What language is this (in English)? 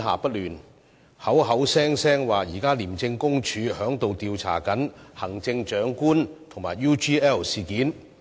Cantonese